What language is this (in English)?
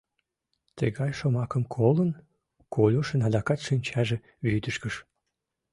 Mari